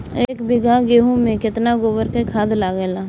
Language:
Bhojpuri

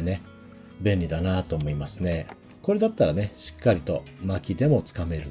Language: Japanese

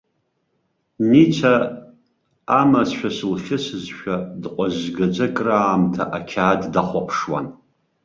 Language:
Abkhazian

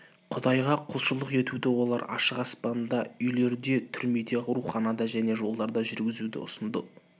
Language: Kazakh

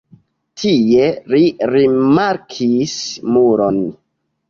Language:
Esperanto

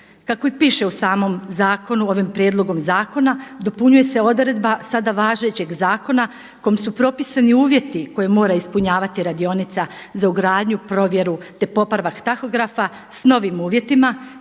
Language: Croatian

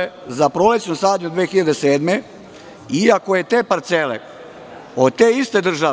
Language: Serbian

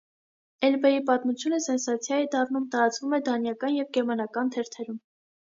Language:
Armenian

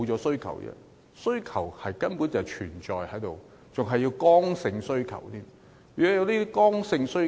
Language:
Cantonese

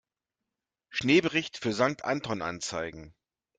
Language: German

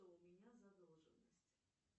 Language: Russian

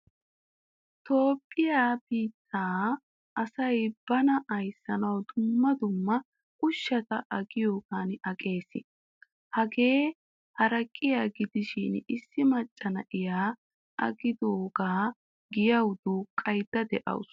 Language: Wolaytta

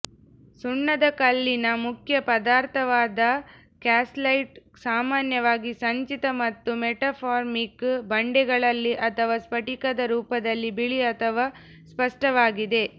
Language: Kannada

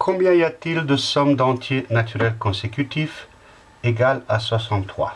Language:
French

